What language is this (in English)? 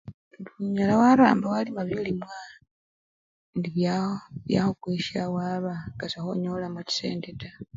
Luyia